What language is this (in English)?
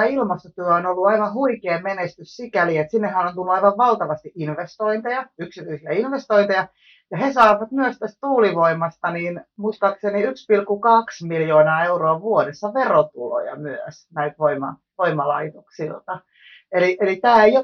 Finnish